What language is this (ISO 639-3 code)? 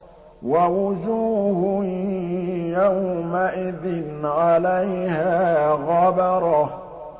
ara